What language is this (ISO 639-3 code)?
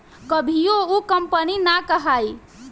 bho